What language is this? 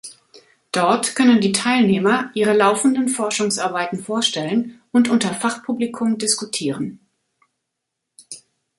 German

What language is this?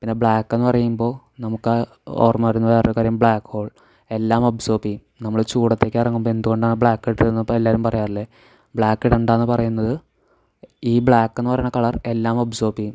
Malayalam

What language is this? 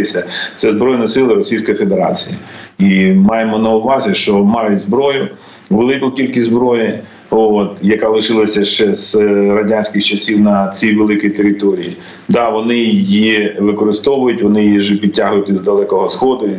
Ukrainian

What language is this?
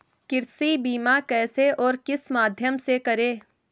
Hindi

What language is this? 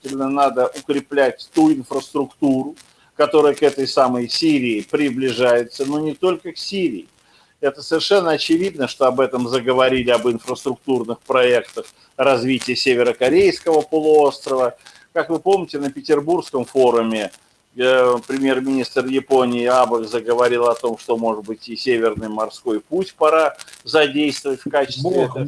Russian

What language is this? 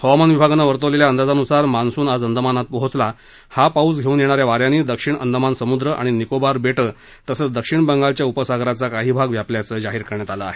Marathi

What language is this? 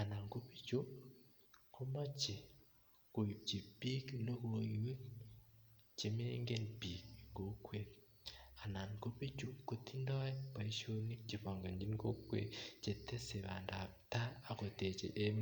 Kalenjin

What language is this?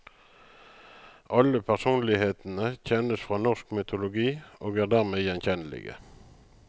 Norwegian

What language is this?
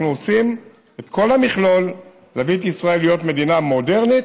Hebrew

